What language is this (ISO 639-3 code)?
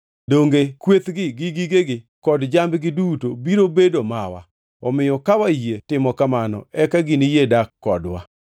luo